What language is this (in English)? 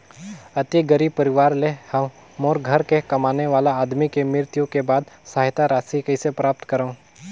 Chhattisgarhi